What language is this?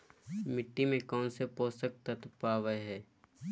Magahi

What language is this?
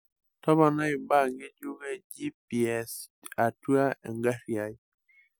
Masai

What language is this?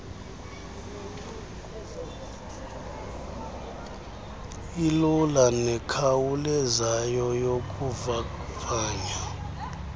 Xhosa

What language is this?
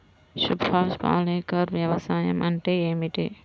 Telugu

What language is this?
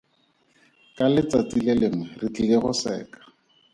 Tswana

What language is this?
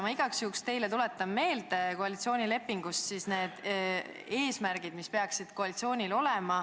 Estonian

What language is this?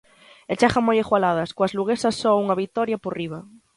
Galician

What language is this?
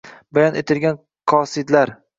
Uzbek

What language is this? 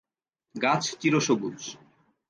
Bangla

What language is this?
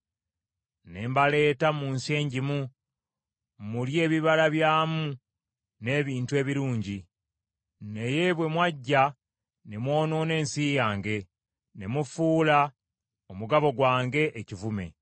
Ganda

